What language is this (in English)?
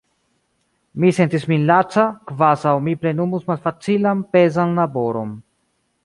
Esperanto